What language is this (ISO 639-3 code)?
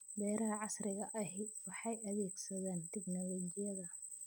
som